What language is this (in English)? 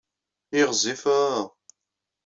Kabyle